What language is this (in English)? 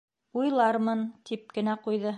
Bashkir